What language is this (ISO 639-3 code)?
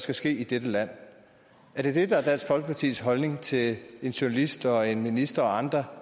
dan